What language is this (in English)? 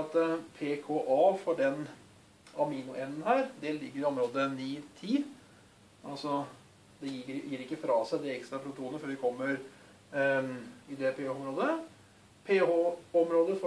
Norwegian